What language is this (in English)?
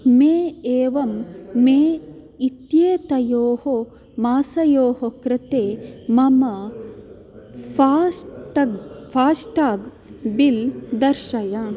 Sanskrit